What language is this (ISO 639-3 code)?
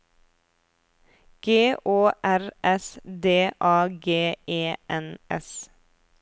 nor